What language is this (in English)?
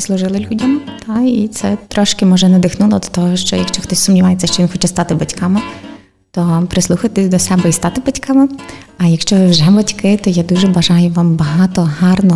Ukrainian